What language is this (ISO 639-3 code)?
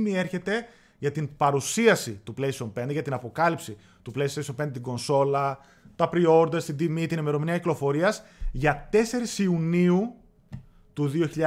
ell